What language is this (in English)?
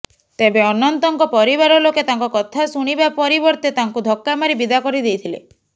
Odia